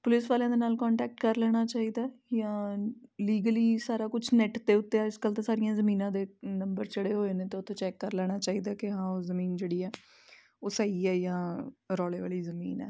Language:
Punjabi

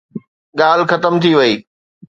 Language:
Sindhi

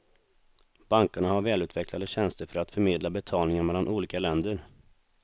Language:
Swedish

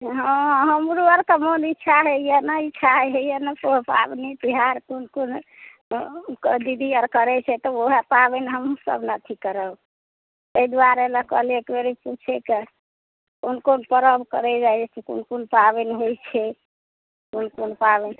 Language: Maithili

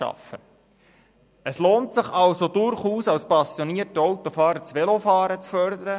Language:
Swiss German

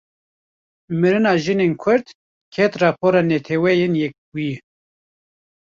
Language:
Kurdish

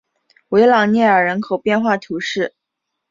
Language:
Chinese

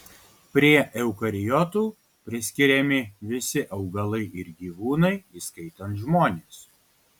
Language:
Lithuanian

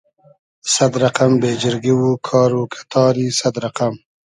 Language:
Hazaragi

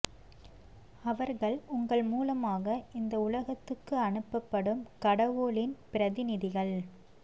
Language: Tamil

